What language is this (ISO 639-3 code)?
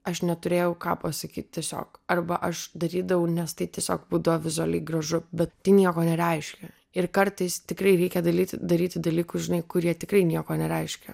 lit